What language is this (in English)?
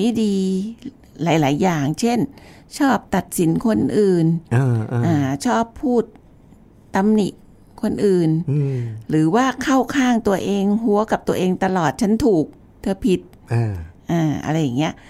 Thai